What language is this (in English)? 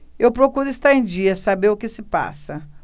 Portuguese